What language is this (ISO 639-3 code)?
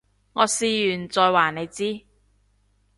yue